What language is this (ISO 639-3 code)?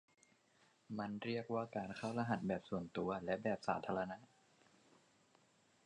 tha